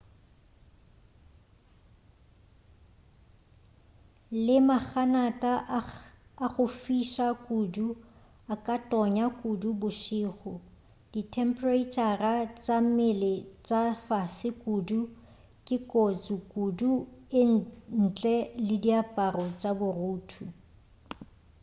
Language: Northern Sotho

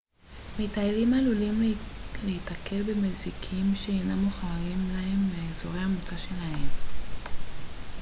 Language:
Hebrew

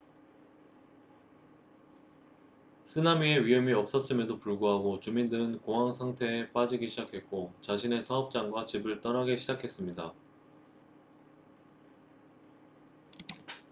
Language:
Korean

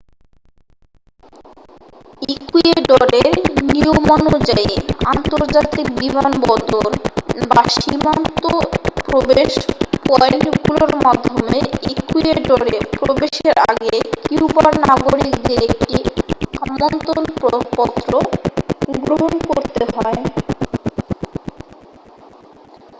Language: Bangla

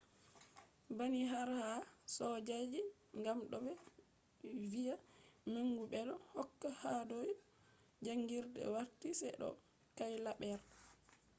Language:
Fula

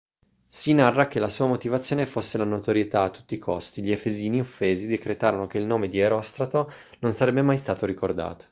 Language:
Italian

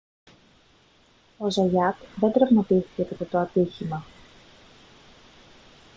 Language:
Greek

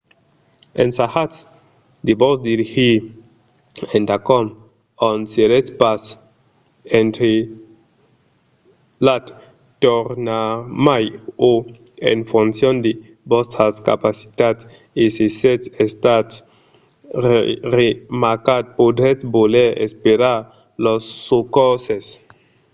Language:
Occitan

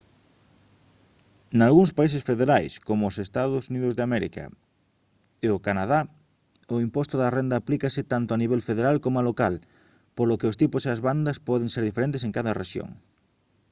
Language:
Galician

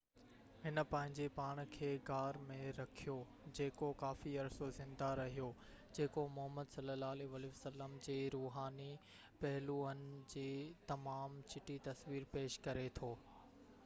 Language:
Sindhi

